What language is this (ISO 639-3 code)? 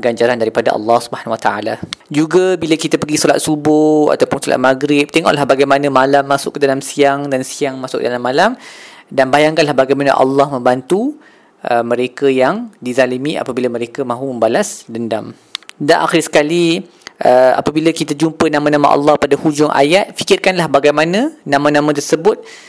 msa